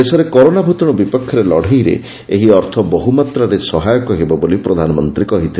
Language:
Odia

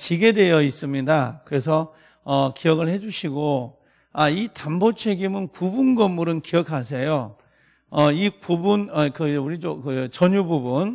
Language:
Korean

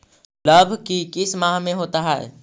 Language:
Magahi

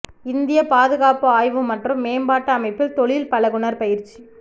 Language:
Tamil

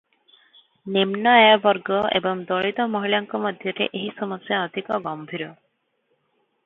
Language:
Odia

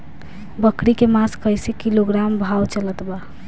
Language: Bhojpuri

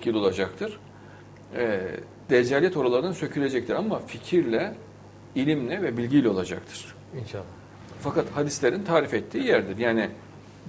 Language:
Turkish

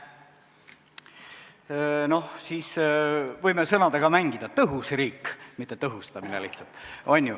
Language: Estonian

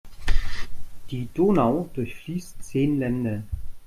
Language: German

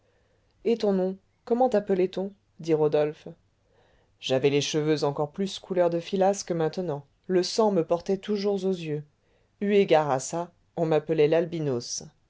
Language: French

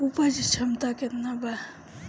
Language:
Bhojpuri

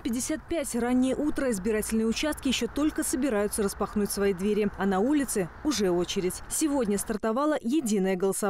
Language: Russian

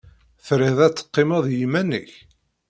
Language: Kabyle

